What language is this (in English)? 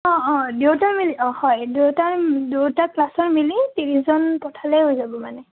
Assamese